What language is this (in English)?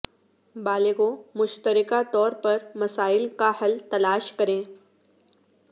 Urdu